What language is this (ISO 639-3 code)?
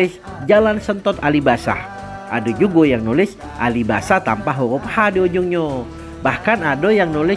ind